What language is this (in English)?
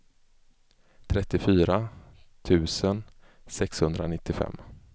Swedish